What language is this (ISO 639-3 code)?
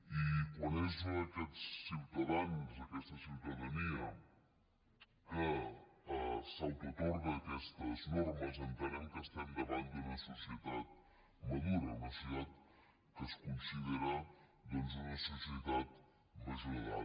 cat